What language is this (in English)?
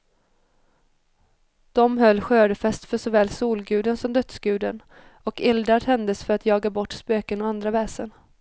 Swedish